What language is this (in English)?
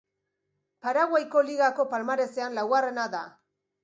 Basque